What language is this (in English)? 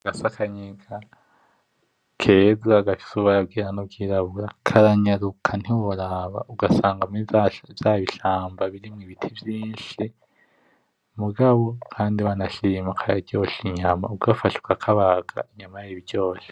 Rundi